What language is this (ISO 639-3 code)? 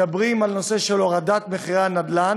heb